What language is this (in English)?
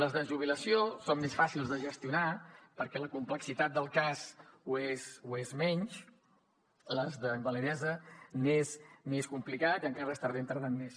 Catalan